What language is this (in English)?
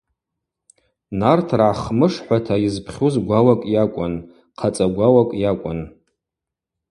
Abaza